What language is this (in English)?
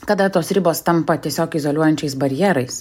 Lithuanian